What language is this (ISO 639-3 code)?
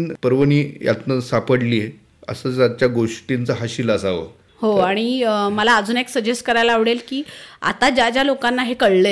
mar